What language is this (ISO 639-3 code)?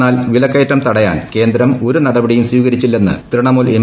mal